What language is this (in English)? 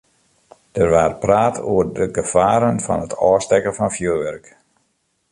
Western Frisian